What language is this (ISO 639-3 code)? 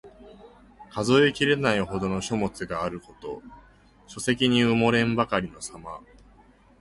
jpn